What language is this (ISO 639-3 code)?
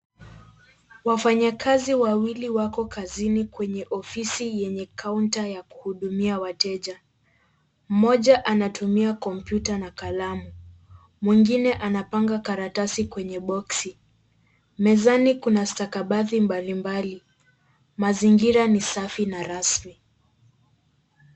swa